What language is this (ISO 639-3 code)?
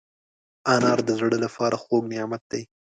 pus